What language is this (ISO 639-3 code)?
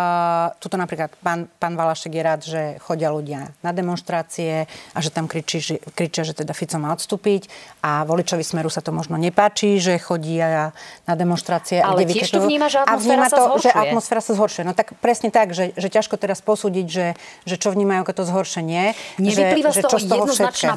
slk